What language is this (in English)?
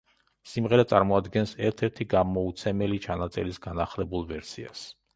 Georgian